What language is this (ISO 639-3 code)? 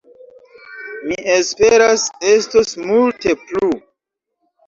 epo